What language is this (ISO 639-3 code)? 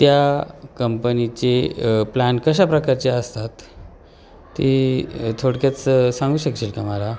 mar